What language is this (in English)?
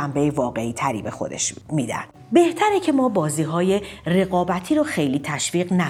Persian